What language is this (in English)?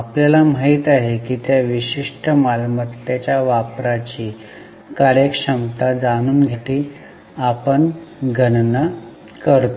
Marathi